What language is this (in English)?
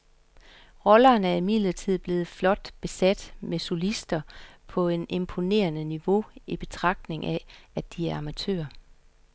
Danish